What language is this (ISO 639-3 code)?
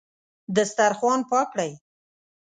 pus